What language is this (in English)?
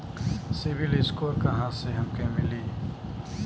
Bhojpuri